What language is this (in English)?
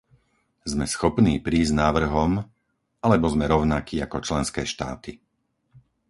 Slovak